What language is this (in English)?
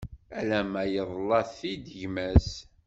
Kabyle